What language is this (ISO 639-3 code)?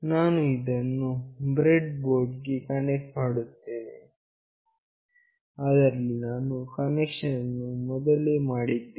kan